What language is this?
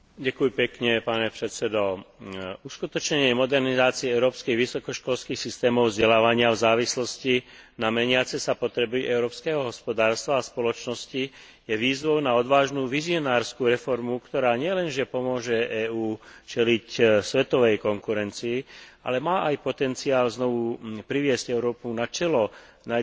Slovak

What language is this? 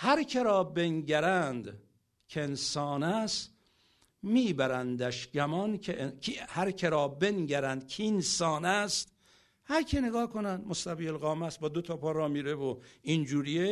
Persian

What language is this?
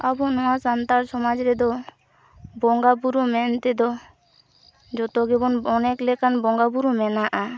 Santali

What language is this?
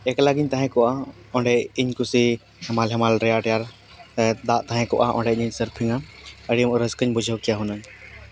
Santali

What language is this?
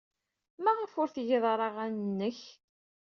Kabyle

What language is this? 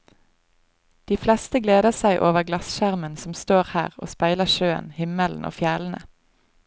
Norwegian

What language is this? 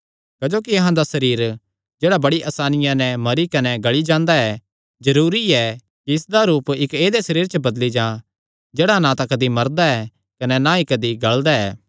Kangri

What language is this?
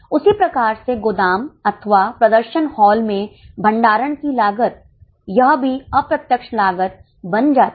Hindi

